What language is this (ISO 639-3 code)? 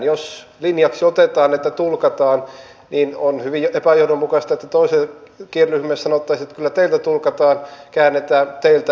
fin